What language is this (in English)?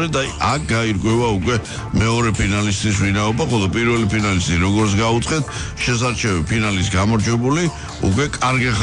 Romanian